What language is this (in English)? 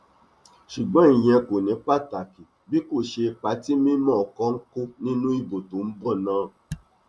Yoruba